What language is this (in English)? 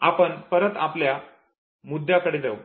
Marathi